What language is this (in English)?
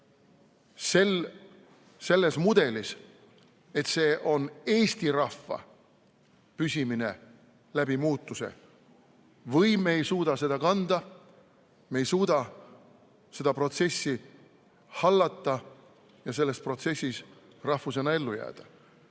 Estonian